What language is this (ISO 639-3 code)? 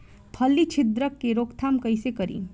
bho